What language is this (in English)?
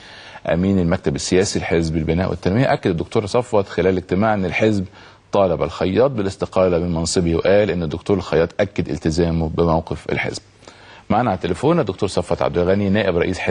Arabic